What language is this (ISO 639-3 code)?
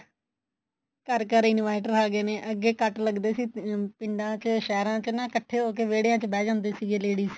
pan